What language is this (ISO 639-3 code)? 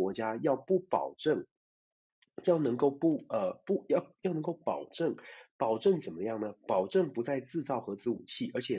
zho